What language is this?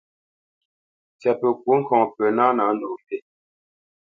Bamenyam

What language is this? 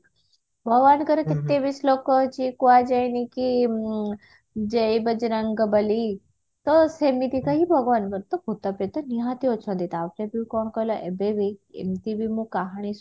Odia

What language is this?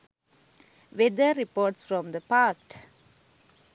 Sinhala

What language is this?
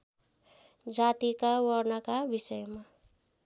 Nepali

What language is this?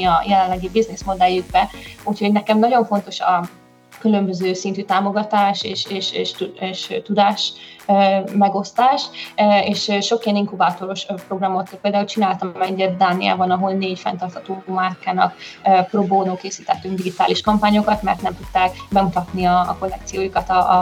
Hungarian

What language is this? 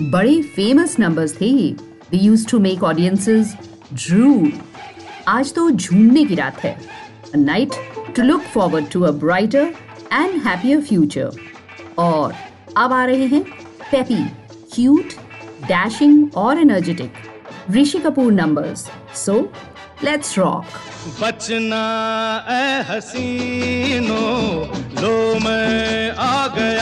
Hindi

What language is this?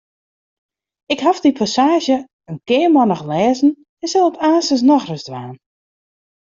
Western Frisian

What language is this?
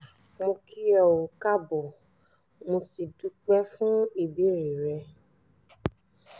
Yoruba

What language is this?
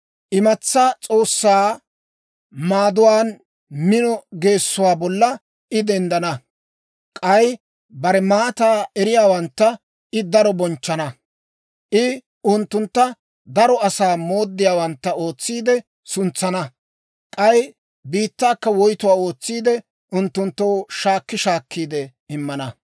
Dawro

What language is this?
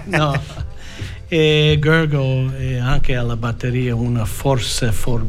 Italian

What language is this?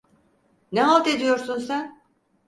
Turkish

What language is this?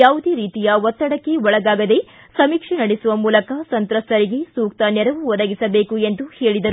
Kannada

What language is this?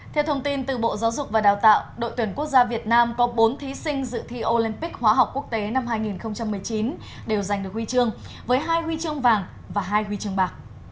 Vietnamese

